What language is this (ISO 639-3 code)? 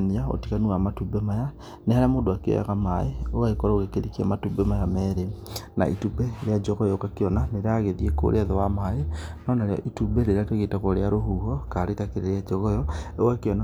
kik